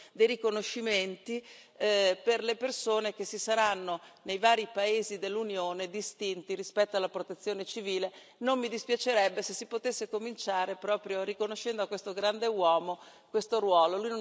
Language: Italian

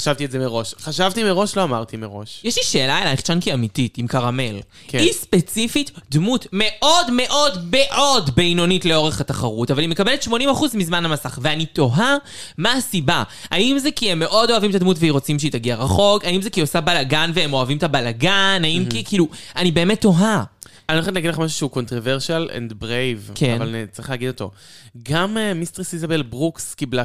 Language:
Hebrew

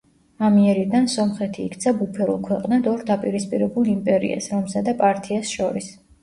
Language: Georgian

